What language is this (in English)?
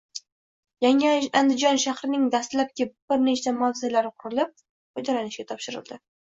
Uzbek